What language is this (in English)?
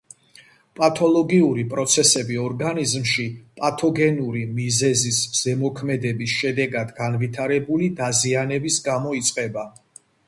Georgian